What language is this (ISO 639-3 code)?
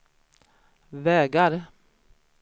swe